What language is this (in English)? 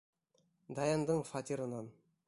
Bashkir